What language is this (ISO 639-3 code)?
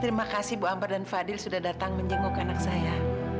ind